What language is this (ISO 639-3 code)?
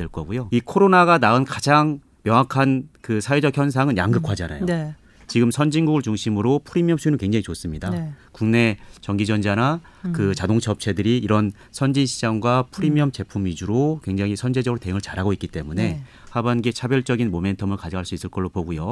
kor